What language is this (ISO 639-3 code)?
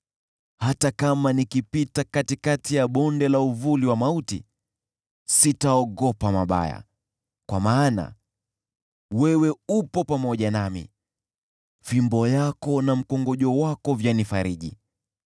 swa